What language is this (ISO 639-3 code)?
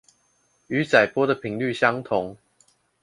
zho